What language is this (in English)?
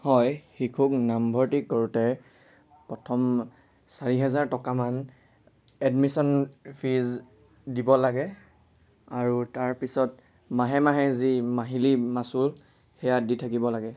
Assamese